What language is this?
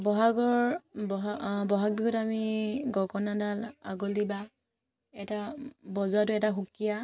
Assamese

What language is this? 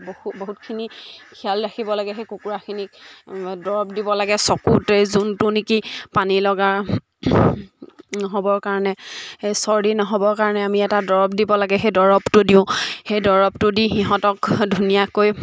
Assamese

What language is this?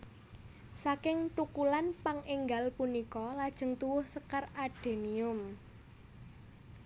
Javanese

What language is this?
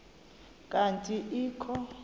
Xhosa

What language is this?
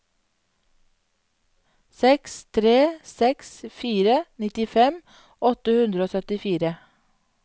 Norwegian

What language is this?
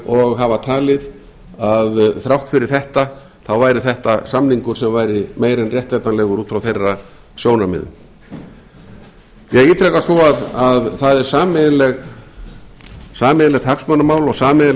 Icelandic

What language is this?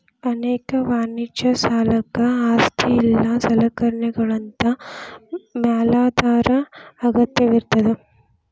Kannada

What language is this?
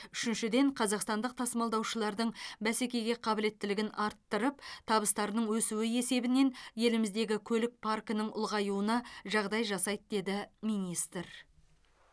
Kazakh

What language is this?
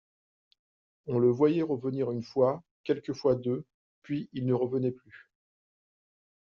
French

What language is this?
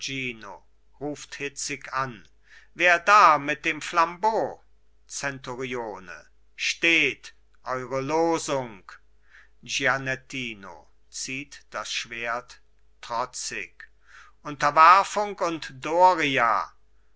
German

